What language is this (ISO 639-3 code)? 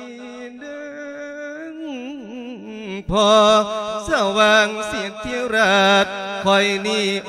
tha